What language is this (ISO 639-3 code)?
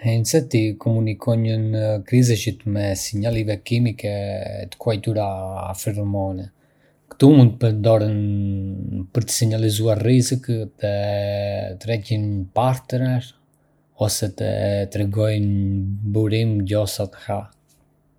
aae